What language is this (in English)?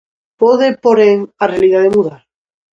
Galician